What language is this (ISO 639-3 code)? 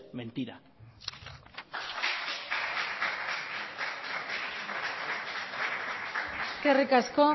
eus